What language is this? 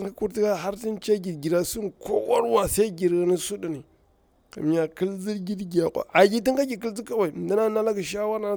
Bura-Pabir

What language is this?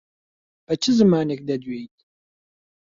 Central Kurdish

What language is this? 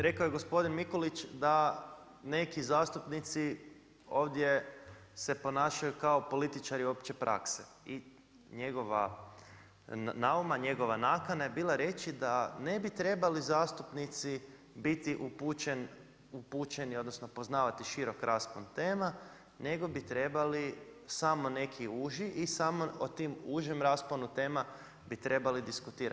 Croatian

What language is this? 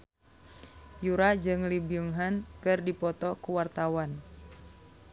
Sundanese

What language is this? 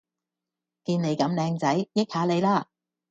Cantonese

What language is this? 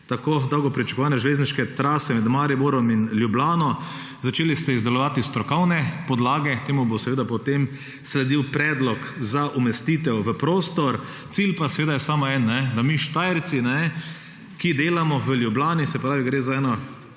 Slovenian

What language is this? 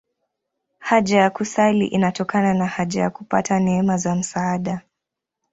Swahili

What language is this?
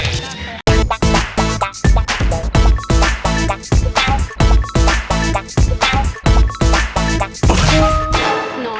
Thai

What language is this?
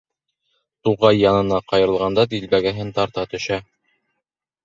Bashkir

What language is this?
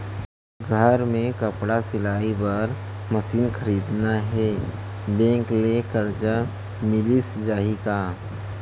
Chhattisgarhi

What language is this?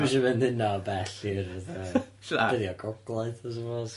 Welsh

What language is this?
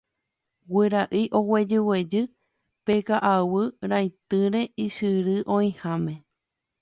Guarani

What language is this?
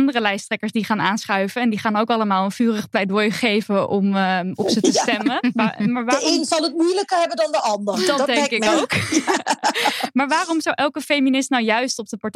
Dutch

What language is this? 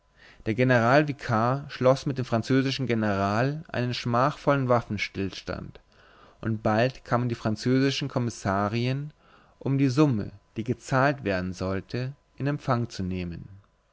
German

